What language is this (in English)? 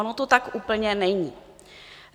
Czech